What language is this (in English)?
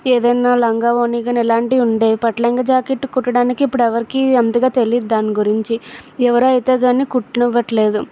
Telugu